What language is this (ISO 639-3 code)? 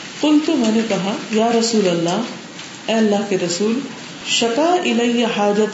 urd